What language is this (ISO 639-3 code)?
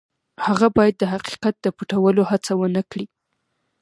pus